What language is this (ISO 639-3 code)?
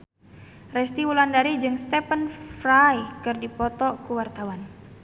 sun